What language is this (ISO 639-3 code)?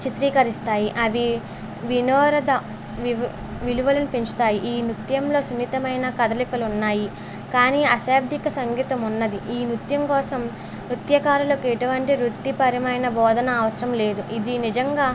tel